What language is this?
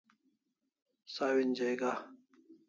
Kalasha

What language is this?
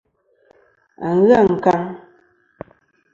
Kom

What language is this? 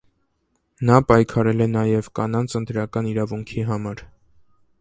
Armenian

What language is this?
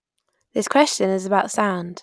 English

